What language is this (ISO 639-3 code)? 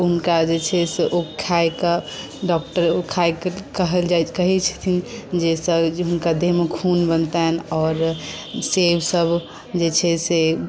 mai